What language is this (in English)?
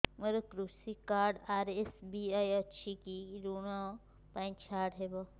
Odia